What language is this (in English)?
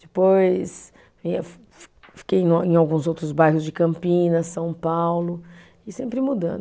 Portuguese